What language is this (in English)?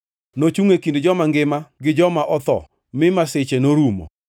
Luo (Kenya and Tanzania)